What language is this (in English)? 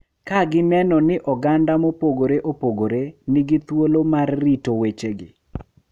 Luo (Kenya and Tanzania)